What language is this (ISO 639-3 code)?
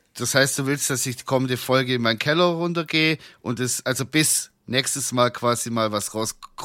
deu